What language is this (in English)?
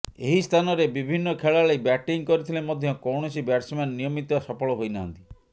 Odia